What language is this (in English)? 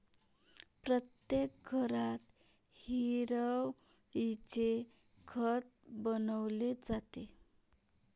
Marathi